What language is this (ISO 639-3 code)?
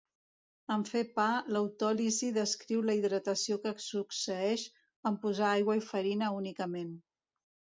cat